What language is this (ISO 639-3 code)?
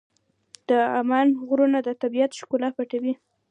pus